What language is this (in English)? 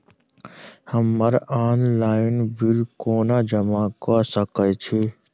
Maithili